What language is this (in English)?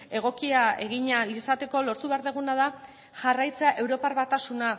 Basque